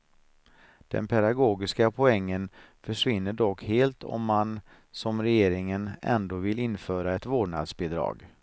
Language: Swedish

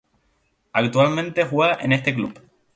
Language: Spanish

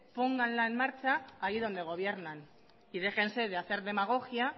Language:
Spanish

